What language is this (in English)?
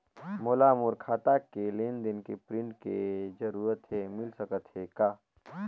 Chhattisgarhi